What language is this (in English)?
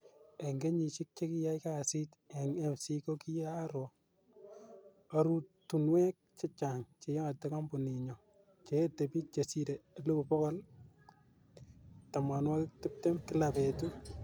Kalenjin